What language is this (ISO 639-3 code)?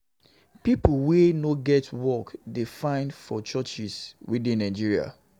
pcm